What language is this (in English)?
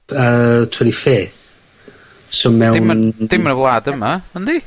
Welsh